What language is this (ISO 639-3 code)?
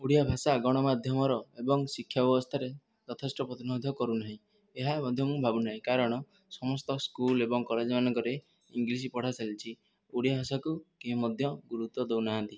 ori